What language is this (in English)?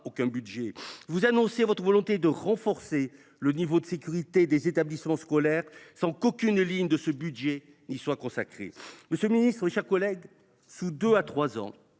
French